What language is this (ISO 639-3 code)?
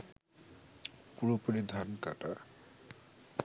ben